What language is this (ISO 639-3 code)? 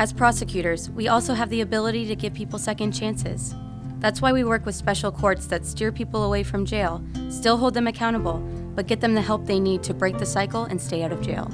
eng